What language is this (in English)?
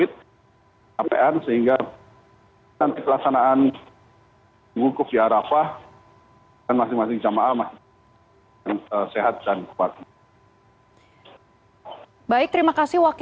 Indonesian